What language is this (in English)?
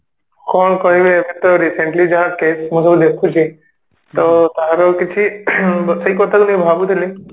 Odia